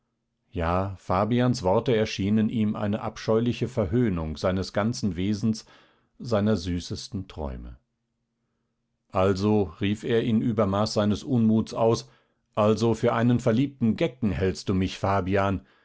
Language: German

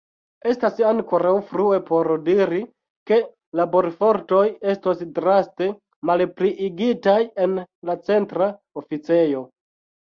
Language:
Esperanto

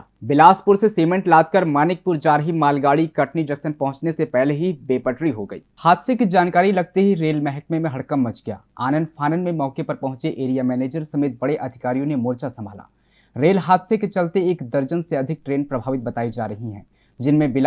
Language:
Hindi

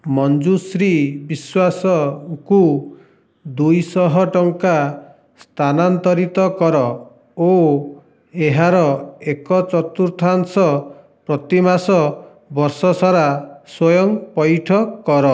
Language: Odia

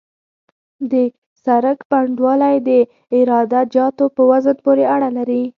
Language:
Pashto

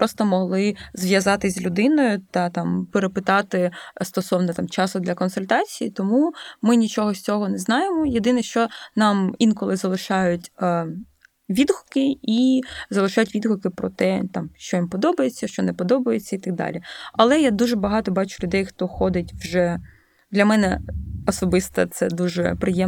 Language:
Ukrainian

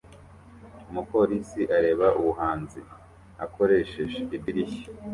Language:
Kinyarwanda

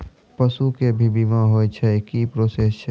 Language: Maithili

